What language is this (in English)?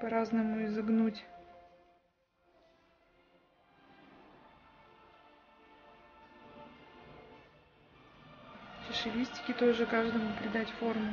Russian